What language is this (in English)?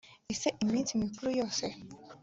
Kinyarwanda